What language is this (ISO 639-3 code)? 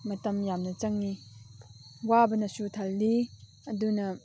mni